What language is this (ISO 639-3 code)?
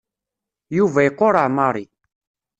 kab